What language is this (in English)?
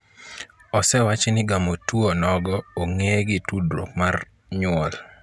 Luo (Kenya and Tanzania)